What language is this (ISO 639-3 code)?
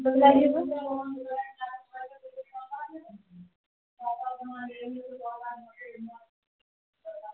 urd